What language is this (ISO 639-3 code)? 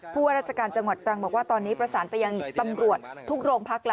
tha